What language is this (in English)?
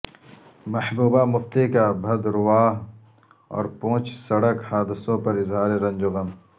Urdu